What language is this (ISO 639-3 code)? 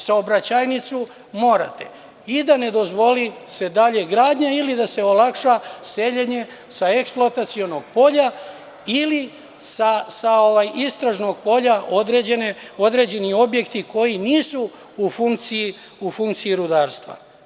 srp